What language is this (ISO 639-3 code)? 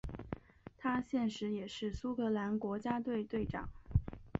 zho